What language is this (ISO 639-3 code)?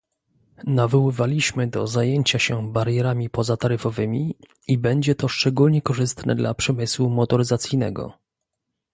pol